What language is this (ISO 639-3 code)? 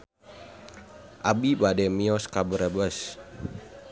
sun